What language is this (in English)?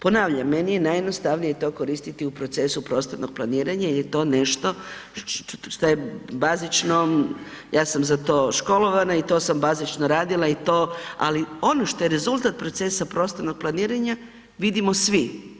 Croatian